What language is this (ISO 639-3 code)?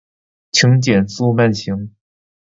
zho